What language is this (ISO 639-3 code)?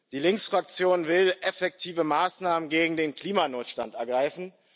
deu